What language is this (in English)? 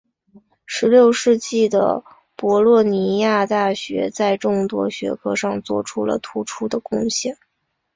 Chinese